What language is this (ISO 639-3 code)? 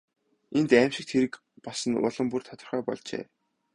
mon